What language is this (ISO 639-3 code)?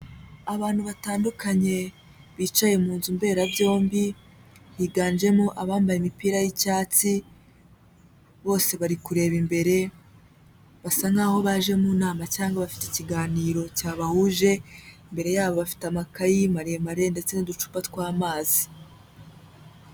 kin